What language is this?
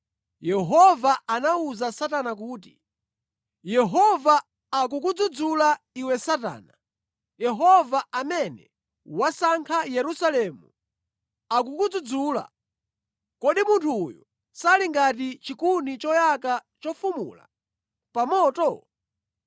Nyanja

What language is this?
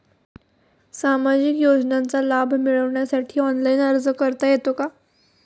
Marathi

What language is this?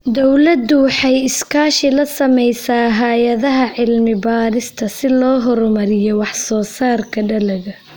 Somali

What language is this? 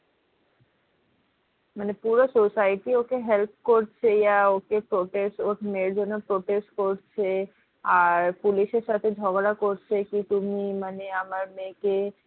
Bangla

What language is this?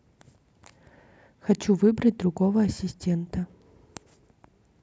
Russian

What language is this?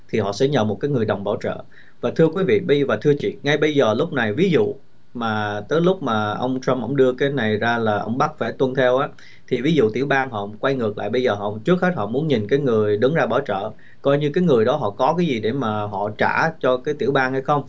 Vietnamese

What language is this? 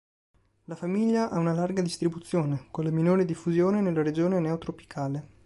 Italian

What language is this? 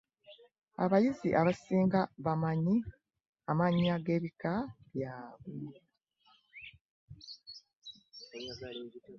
Ganda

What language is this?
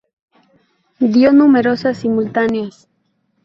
Spanish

